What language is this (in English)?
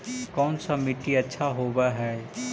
Magahi